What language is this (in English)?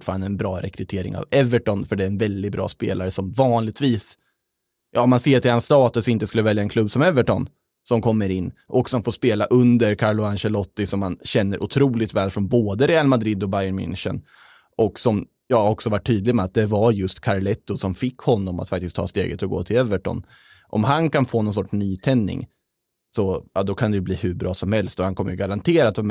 Swedish